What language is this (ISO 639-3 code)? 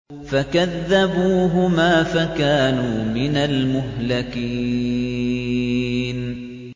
ara